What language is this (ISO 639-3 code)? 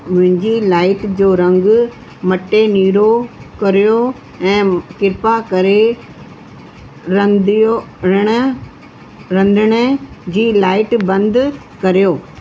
snd